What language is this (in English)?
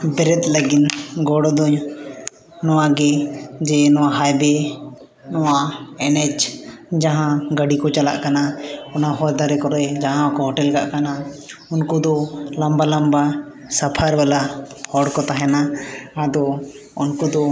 Santali